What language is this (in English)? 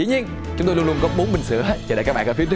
Vietnamese